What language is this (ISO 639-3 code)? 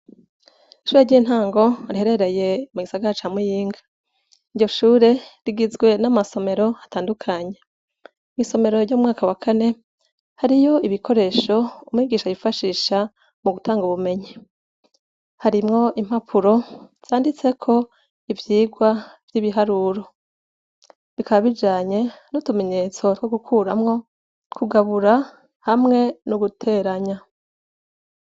run